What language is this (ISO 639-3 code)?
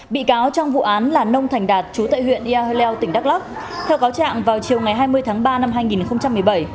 vie